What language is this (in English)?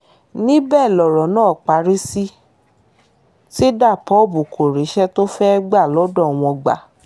Yoruba